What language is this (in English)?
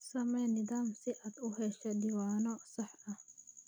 Somali